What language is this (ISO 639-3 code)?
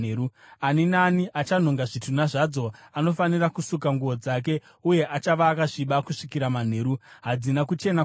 sna